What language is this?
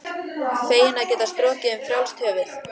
Icelandic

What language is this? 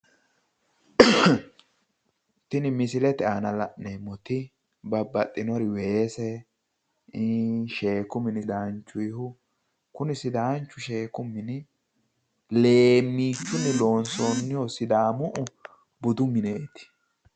Sidamo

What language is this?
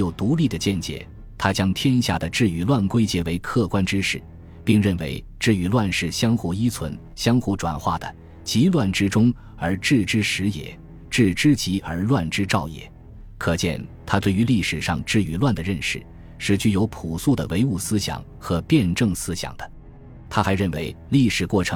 Chinese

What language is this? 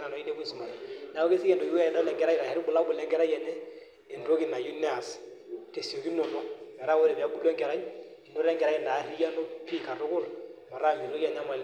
Masai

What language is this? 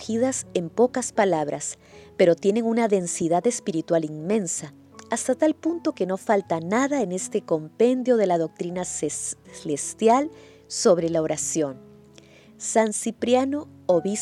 Spanish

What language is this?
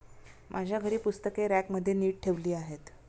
Marathi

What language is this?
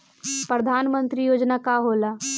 Bhojpuri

